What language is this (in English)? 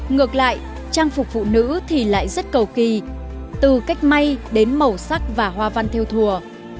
Vietnamese